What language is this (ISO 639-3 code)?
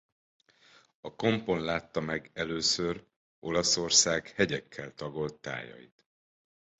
hun